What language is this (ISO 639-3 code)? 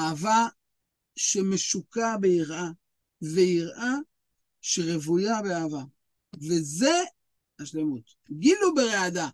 heb